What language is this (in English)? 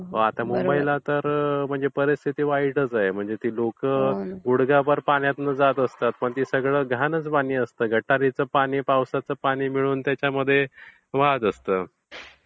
Marathi